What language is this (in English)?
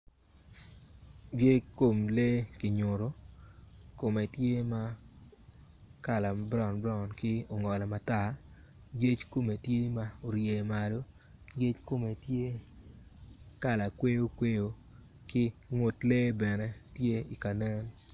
Acoli